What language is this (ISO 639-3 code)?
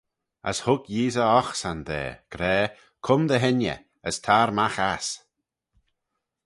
glv